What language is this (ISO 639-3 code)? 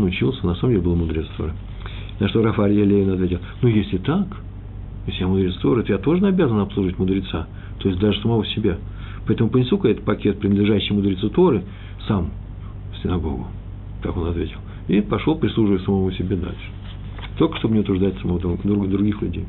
rus